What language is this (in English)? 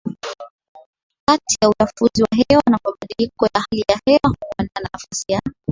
Swahili